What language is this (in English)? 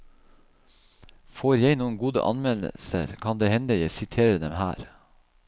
Norwegian